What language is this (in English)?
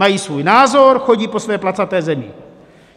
Czech